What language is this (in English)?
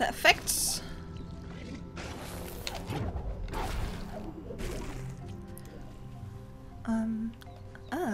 German